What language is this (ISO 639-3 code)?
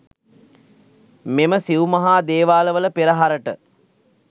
sin